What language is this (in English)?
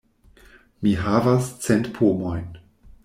Esperanto